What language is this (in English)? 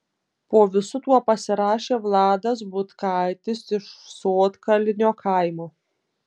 Lithuanian